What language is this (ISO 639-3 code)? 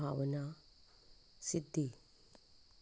kok